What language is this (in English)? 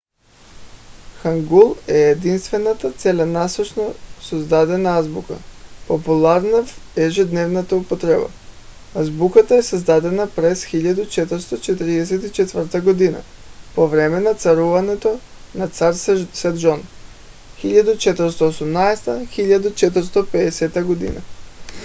Bulgarian